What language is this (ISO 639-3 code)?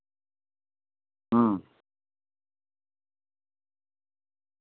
sat